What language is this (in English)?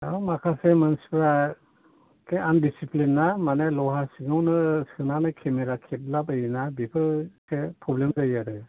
Bodo